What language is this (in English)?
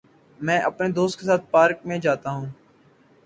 Urdu